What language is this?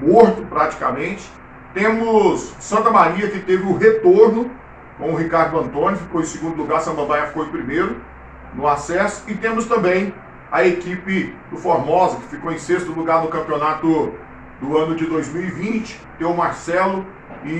Portuguese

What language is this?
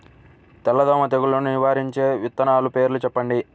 Telugu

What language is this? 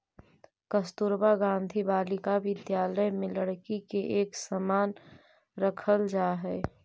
Magahi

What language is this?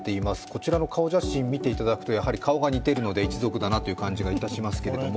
Japanese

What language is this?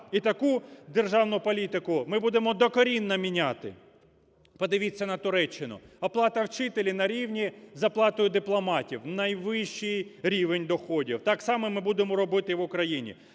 Ukrainian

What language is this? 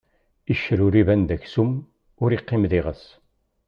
Kabyle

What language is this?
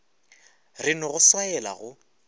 Northern Sotho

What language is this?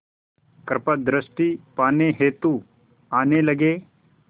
Hindi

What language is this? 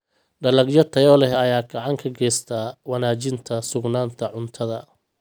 Somali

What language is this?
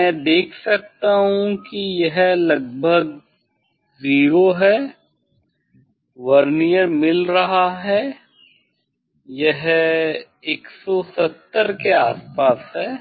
Hindi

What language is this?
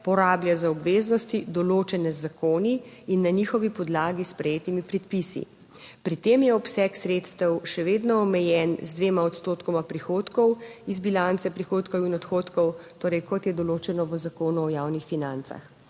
Slovenian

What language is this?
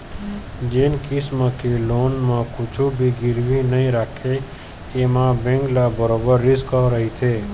Chhattisgarhi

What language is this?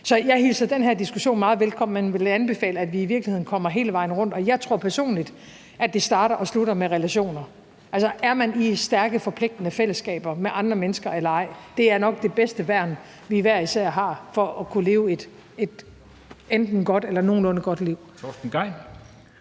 Danish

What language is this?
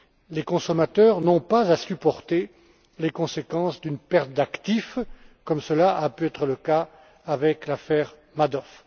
French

